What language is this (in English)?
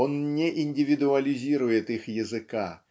Russian